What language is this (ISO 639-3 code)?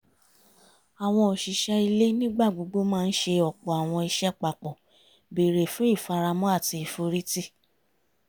yor